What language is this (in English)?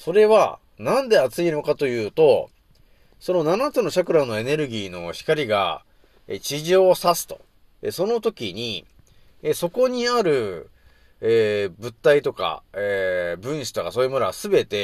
Japanese